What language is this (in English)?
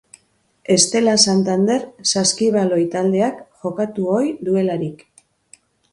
Basque